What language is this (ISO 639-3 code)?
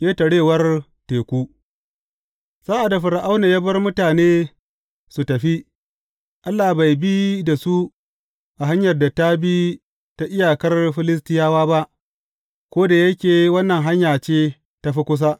hau